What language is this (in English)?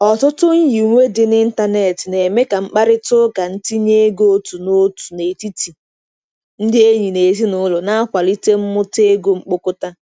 Igbo